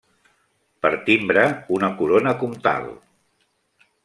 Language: Catalan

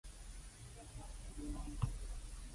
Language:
Cantonese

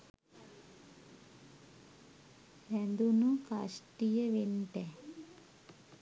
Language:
Sinhala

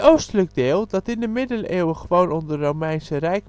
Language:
Dutch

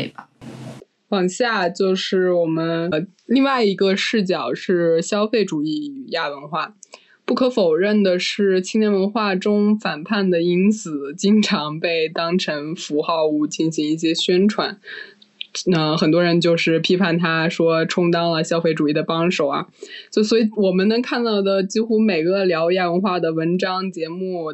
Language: Chinese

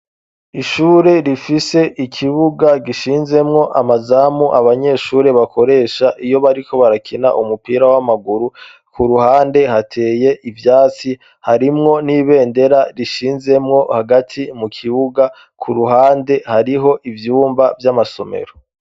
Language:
Rundi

